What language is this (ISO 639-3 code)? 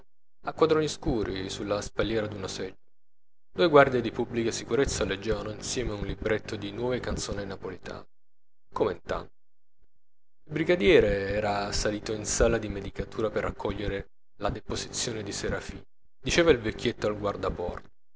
ita